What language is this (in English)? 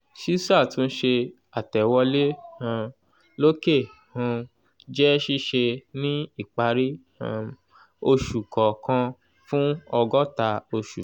Yoruba